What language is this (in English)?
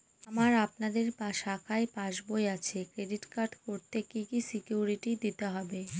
Bangla